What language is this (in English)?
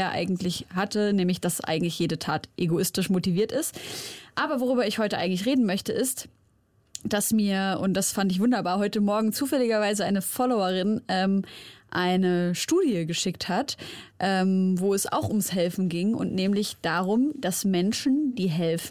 German